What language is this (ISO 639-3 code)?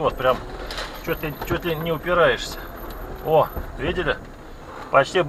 rus